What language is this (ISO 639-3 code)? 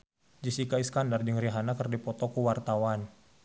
sun